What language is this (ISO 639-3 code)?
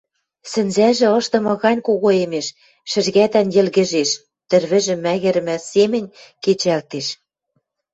mrj